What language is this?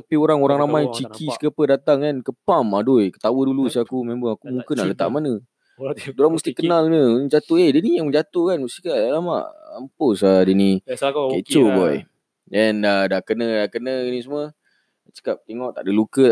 Malay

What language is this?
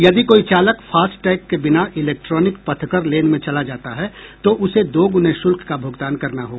Hindi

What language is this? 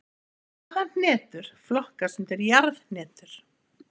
Icelandic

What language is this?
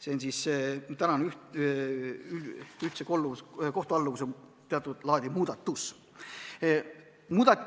Estonian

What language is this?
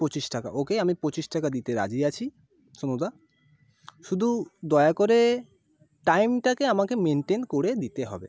Bangla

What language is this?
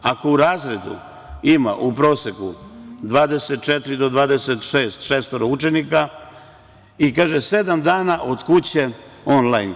Serbian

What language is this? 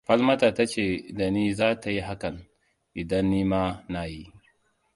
Hausa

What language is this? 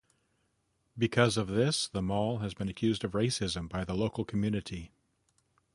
English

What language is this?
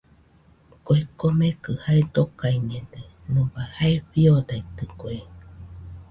Nüpode Huitoto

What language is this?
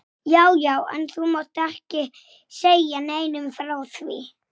Icelandic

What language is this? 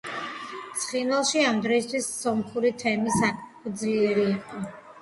Georgian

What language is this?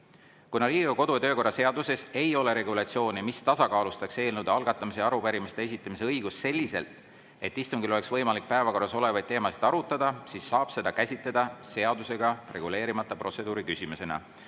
Estonian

